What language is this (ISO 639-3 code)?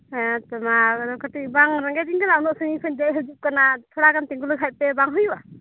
sat